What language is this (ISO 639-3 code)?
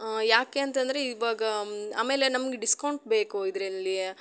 kan